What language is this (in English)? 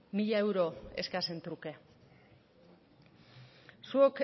Basque